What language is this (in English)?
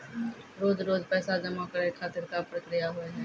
Maithili